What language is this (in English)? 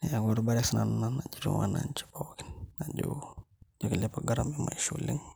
Masai